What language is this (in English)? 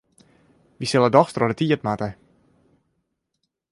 Western Frisian